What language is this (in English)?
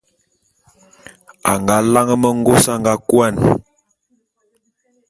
Bulu